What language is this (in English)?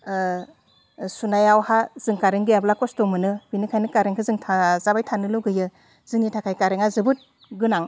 Bodo